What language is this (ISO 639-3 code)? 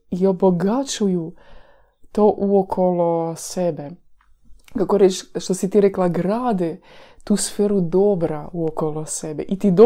hrv